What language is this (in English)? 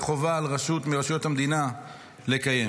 Hebrew